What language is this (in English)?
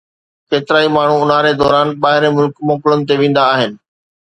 Sindhi